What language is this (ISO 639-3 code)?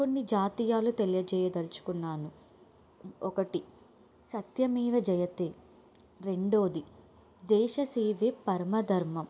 tel